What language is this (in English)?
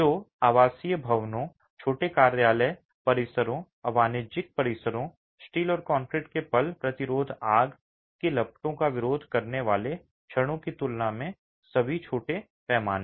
Hindi